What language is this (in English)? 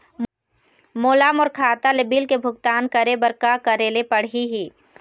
Chhattisgarhi